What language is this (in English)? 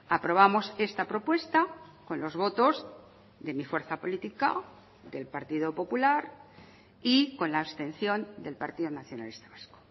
Spanish